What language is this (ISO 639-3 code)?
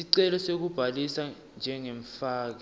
ssw